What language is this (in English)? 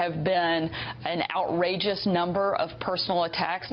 Indonesian